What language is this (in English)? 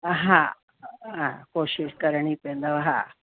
Sindhi